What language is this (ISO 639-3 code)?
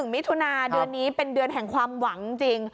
tha